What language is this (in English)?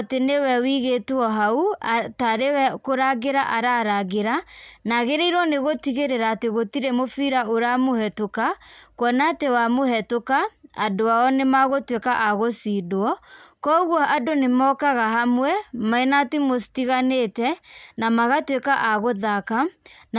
Kikuyu